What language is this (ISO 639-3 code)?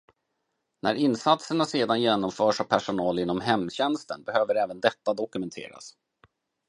swe